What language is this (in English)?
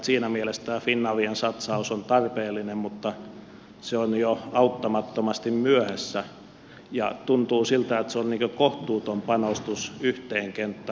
Finnish